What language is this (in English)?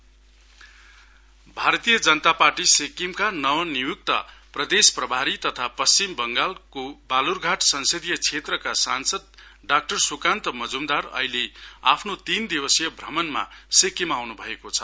Nepali